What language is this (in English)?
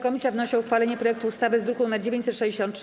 Polish